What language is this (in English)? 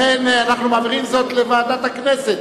Hebrew